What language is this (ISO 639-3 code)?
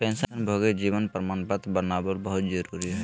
mag